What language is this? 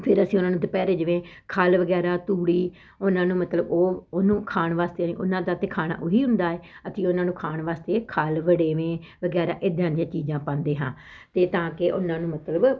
Punjabi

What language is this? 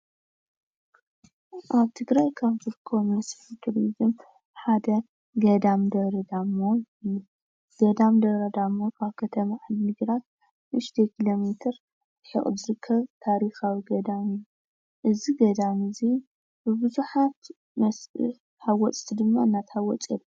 Tigrinya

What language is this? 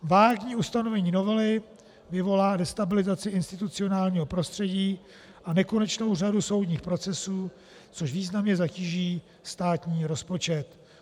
Czech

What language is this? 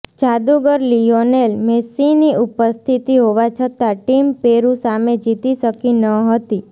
Gujarati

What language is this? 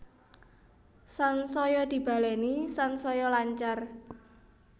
Javanese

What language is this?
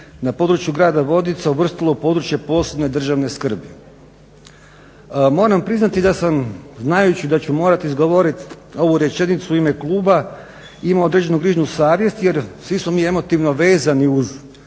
Croatian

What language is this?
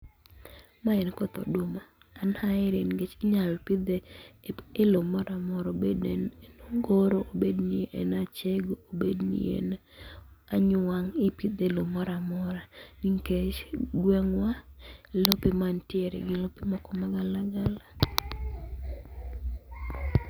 Luo (Kenya and Tanzania)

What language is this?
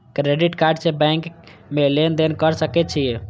Maithili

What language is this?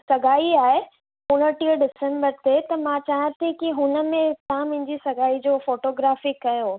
Sindhi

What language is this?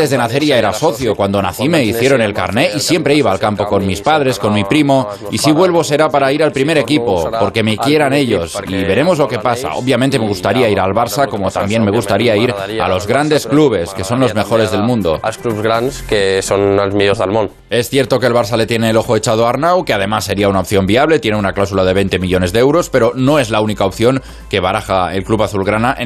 Spanish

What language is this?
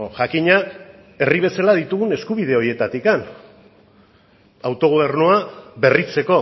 Basque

